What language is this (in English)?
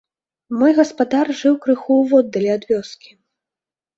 Belarusian